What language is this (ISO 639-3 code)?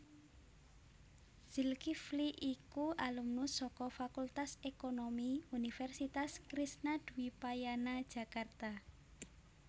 jav